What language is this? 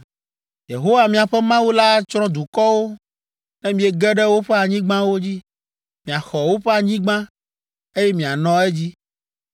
Ewe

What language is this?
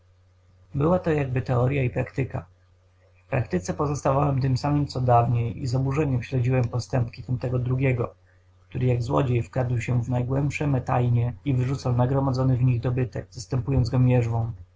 Polish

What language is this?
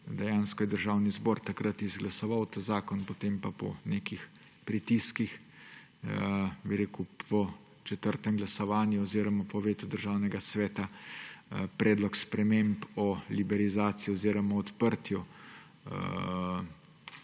Slovenian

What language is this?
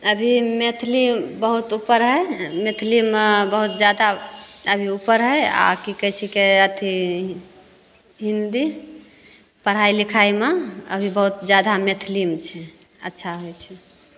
Maithili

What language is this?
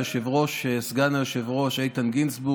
Hebrew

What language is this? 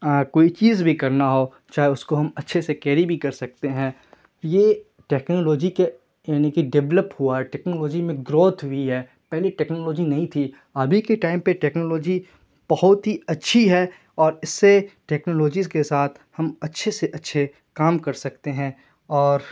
Urdu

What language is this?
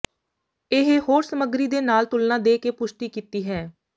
Punjabi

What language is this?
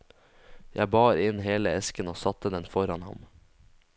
Norwegian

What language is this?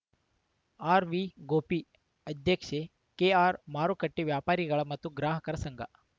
Kannada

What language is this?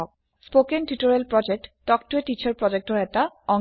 Assamese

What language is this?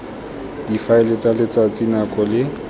Tswana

